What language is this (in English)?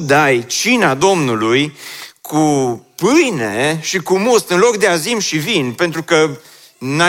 Romanian